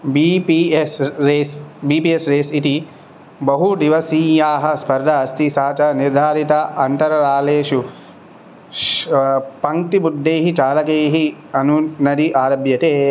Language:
Sanskrit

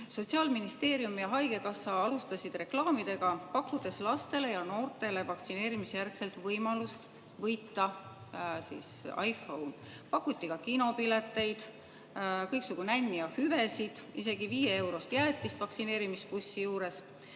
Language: Estonian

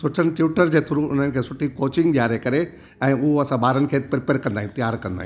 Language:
Sindhi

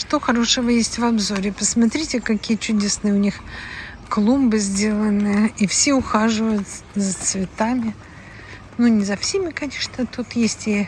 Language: Russian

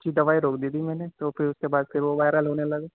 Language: Urdu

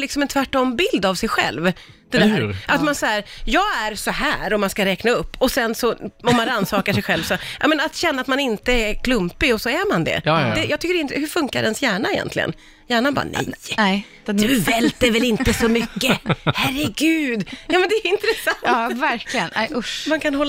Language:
Swedish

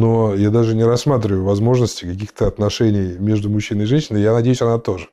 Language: Russian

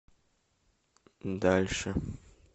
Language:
Russian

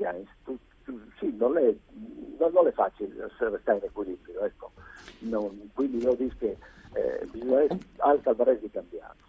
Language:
Italian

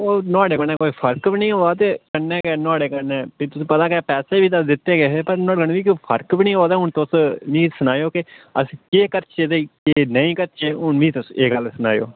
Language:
Dogri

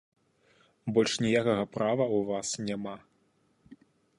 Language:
Belarusian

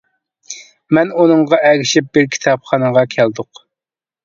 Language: Uyghur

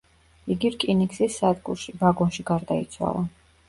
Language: Georgian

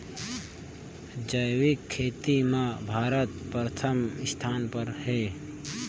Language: Chhattisgarhi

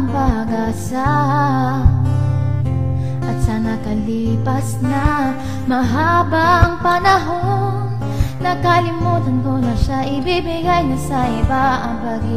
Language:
Thai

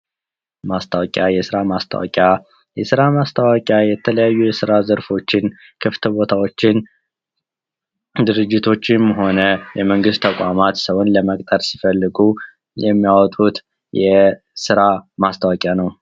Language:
Amharic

